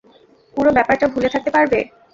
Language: Bangla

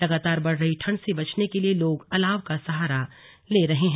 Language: Hindi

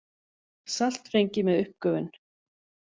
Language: Icelandic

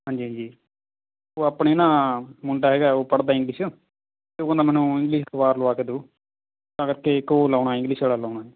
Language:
Punjabi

